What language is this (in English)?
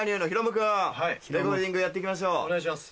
Japanese